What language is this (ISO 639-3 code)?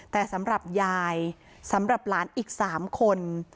tha